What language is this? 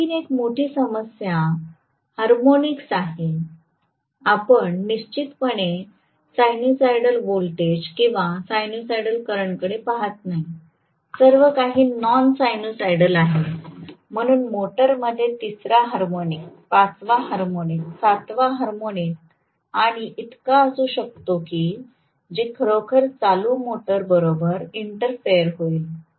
Marathi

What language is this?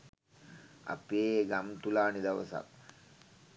Sinhala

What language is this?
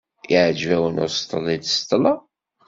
Kabyle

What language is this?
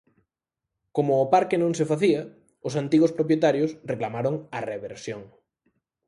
Galician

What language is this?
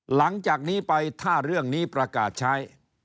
Thai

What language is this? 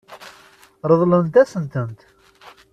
Kabyle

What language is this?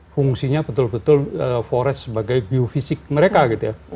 Indonesian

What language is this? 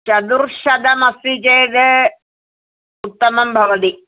Sanskrit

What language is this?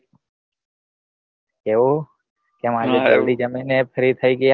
Gujarati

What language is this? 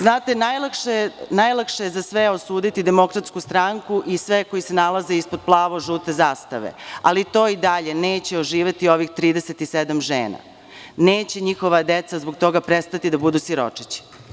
Serbian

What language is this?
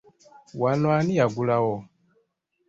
Ganda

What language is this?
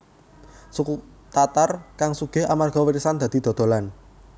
Javanese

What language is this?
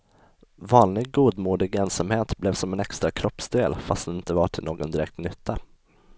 Swedish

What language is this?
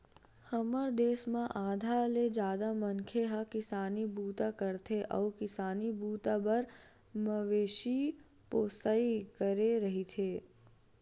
Chhattisgarhi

